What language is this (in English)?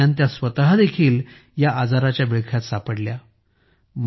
Marathi